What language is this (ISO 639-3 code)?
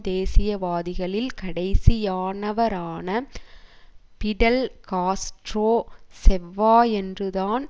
tam